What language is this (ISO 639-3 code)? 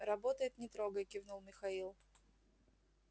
rus